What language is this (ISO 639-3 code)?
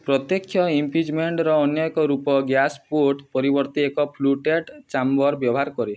ori